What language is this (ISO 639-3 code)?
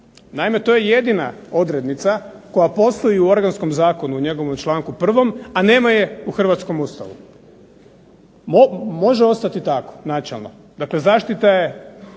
hrv